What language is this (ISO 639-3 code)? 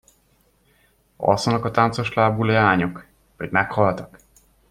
hun